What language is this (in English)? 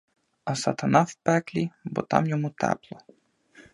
Ukrainian